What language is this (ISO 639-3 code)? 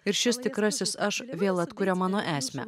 lit